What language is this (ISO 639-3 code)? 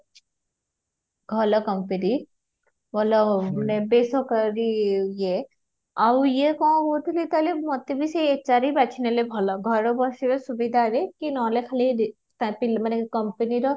ori